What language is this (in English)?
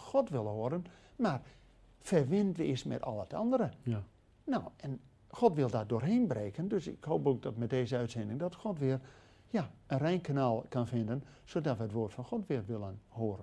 Dutch